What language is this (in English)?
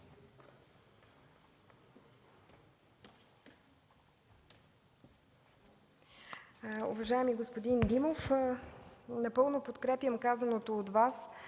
Bulgarian